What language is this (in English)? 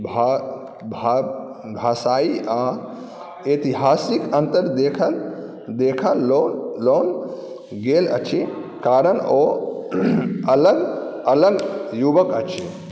Maithili